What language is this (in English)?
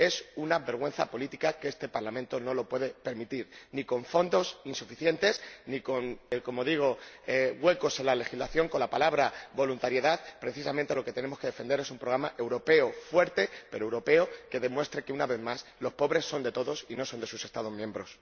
Spanish